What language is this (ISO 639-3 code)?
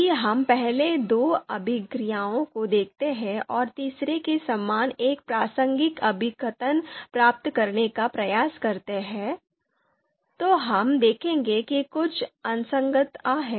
hin